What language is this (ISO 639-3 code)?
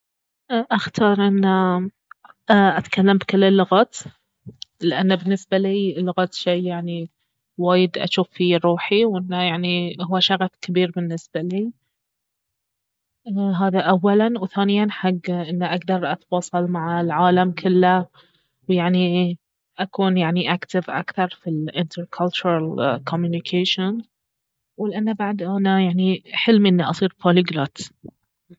abv